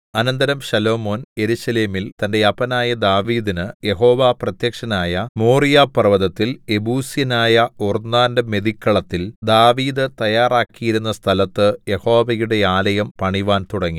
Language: Malayalam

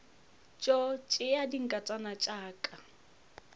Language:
Northern Sotho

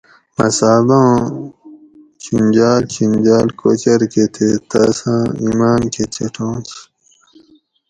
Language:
Gawri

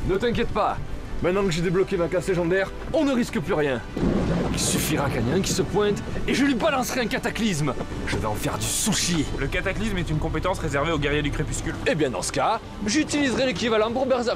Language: French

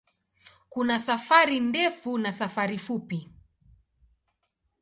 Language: Swahili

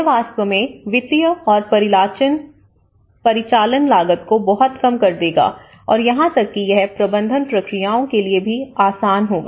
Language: Hindi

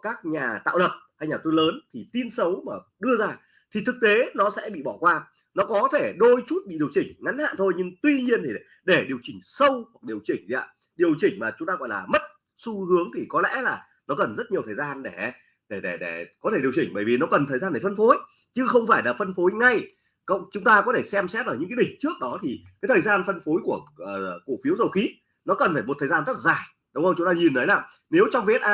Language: Vietnamese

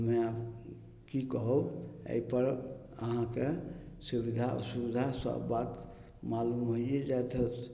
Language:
Maithili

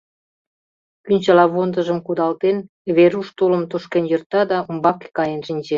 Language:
Mari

